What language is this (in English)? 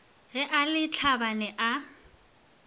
Northern Sotho